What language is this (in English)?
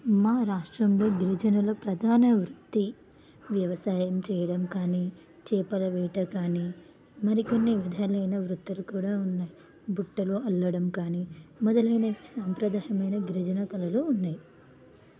Telugu